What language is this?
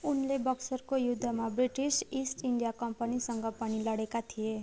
Nepali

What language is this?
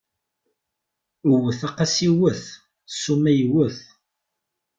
Kabyle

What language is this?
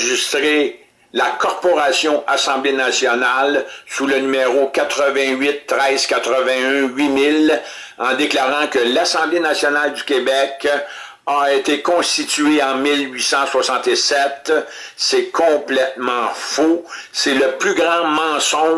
French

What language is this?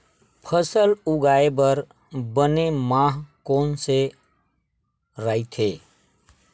Chhattisgarhi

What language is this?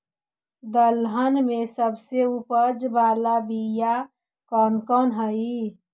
Magahi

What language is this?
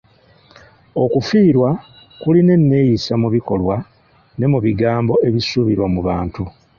Ganda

